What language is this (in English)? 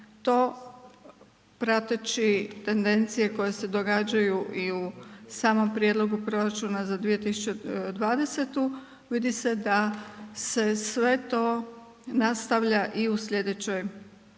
Croatian